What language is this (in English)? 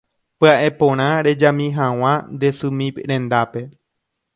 Guarani